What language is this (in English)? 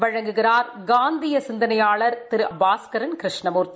Tamil